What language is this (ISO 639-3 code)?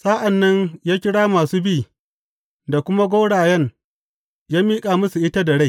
hau